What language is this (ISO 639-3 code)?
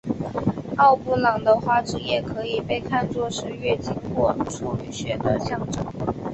zho